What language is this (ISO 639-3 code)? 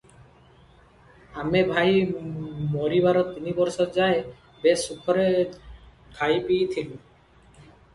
ori